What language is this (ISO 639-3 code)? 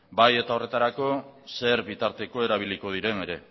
eus